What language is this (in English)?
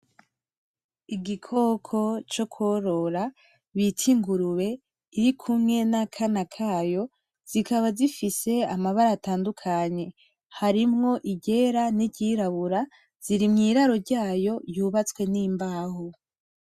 Rundi